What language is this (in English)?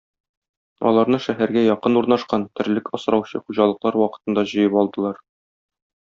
Tatar